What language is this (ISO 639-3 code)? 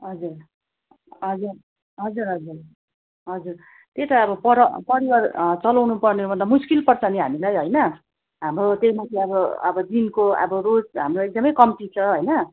nep